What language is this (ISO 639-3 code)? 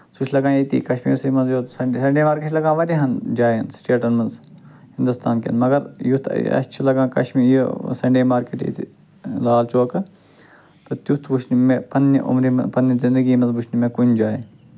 kas